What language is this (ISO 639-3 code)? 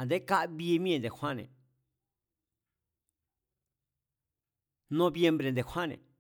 vmz